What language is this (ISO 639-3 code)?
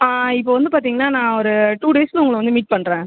tam